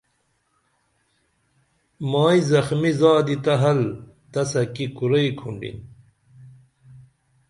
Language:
Dameli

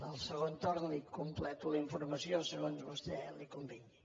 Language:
Catalan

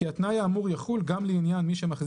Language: Hebrew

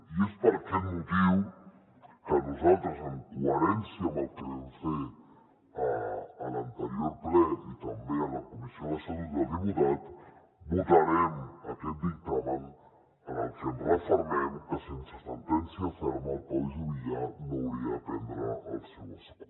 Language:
Catalan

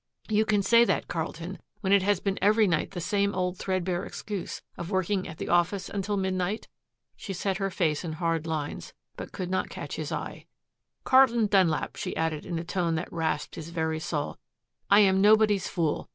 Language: English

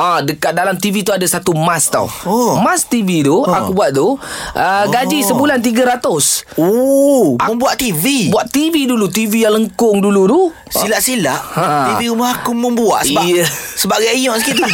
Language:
Malay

